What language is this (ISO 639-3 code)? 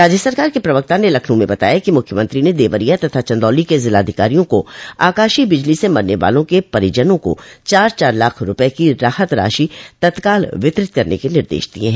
hin